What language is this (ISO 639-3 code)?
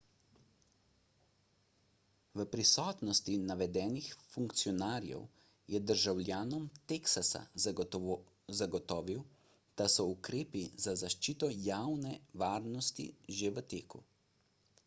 slv